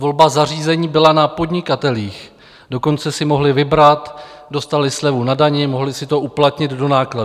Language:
Czech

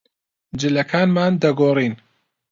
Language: Central Kurdish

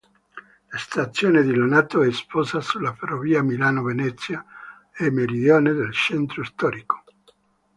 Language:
Italian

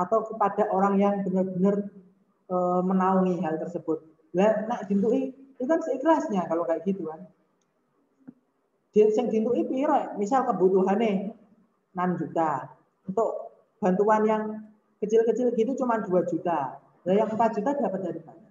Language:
Indonesian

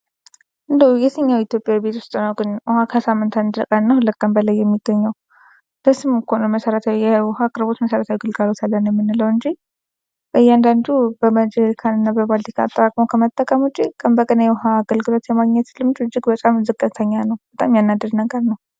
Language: Amharic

